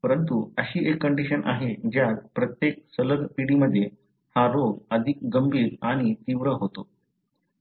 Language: Marathi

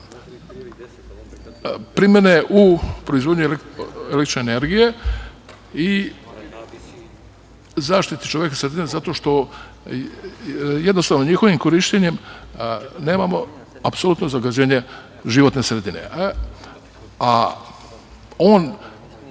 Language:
Serbian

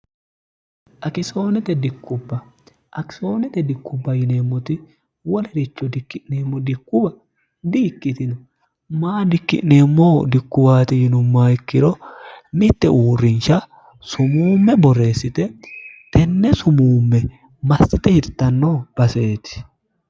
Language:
Sidamo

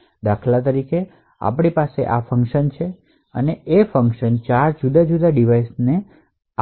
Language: Gujarati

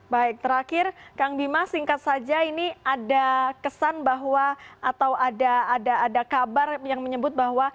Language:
Indonesian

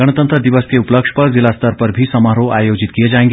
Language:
Hindi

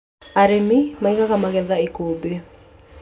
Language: Kikuyu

